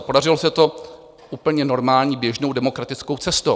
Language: Czech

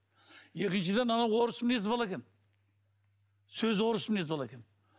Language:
Kazakh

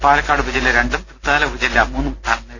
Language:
Malayalam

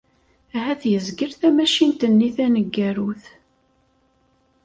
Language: Kabyle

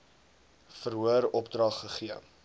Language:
Afrikaans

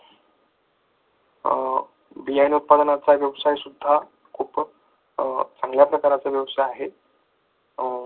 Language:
Marathi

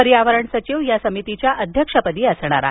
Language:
Marathi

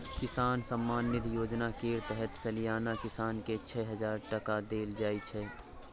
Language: Maithili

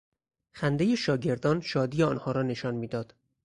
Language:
Persian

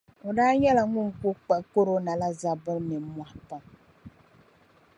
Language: Dagbani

